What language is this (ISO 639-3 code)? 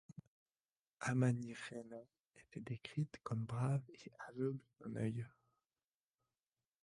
fra